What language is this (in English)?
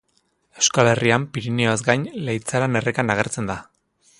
Basque